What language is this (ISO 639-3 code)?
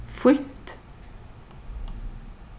fao